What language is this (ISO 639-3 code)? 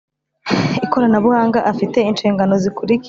kin